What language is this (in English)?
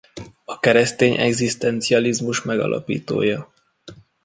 Hungarian